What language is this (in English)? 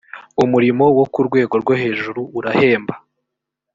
Kinyarwanda